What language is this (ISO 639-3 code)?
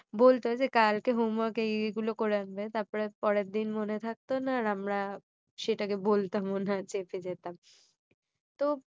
ben